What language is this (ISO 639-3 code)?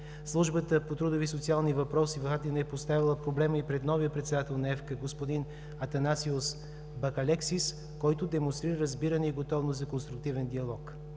bul